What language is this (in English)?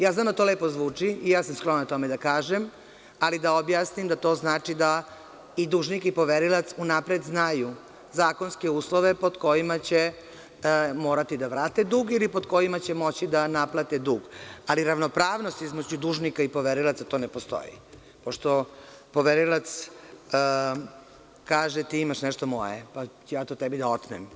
Serbian